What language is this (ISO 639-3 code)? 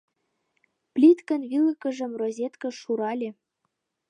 chm